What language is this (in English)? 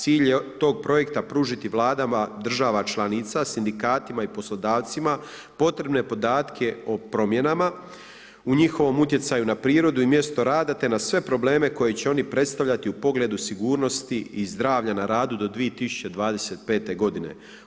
Croatian